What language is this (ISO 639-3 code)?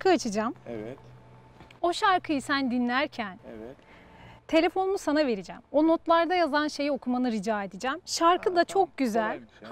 tur